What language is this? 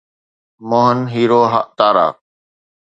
Sindhi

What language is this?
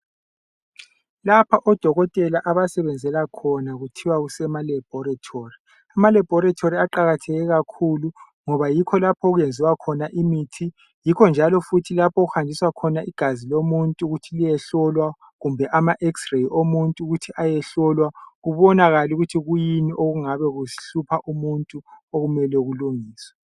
North Ndebele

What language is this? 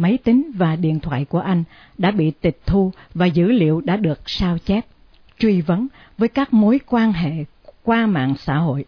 Vietnamese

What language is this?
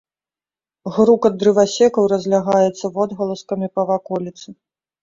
Belarusian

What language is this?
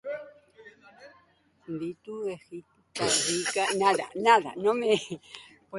Basque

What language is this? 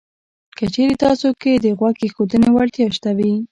Pashto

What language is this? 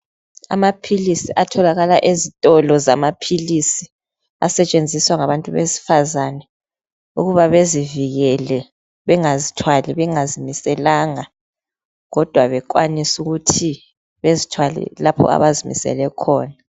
North Ndebele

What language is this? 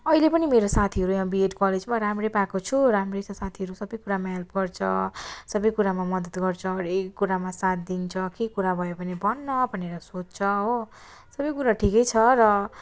Nepali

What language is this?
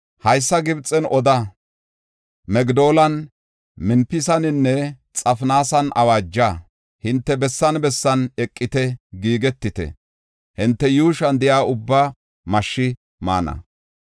Gofa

